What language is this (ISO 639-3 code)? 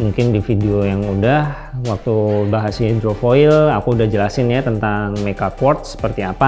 ind